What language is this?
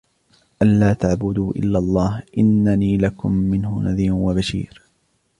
Arabic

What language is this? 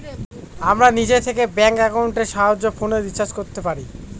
Bangla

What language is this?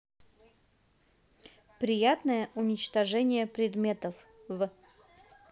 Russian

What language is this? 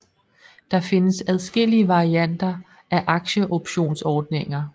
Danish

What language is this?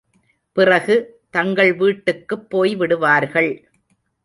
Tamil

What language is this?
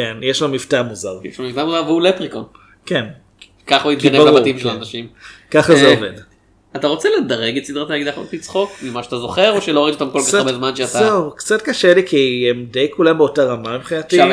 Hebrew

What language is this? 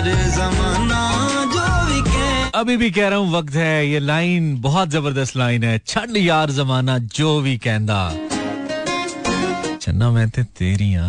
Hindi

